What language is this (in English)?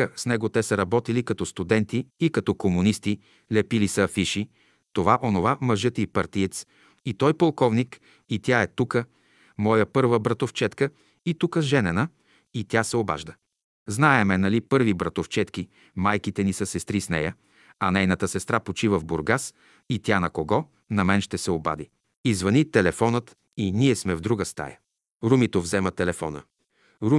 Bulgarian